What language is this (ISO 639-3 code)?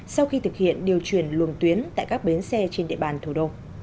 vie